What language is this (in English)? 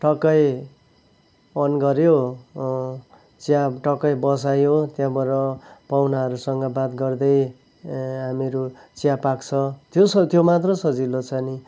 Nepali